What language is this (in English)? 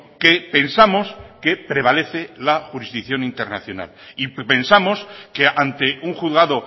Spanish